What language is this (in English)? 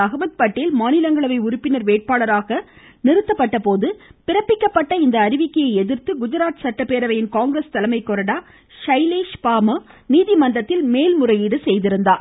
Tamil